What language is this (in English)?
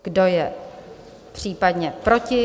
Czech